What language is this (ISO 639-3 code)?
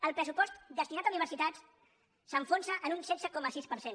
cat